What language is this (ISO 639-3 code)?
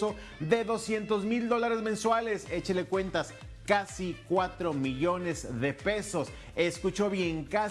spa